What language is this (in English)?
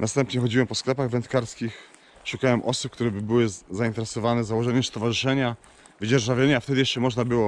Polish